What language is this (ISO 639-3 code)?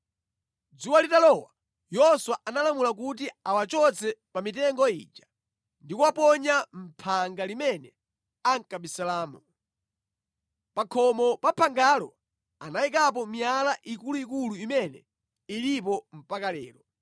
nya